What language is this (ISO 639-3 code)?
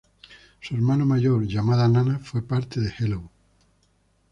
spa